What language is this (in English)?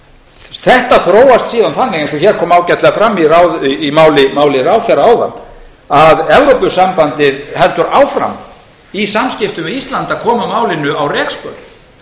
Icelandic